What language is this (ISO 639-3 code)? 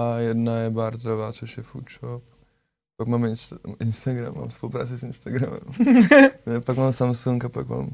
ces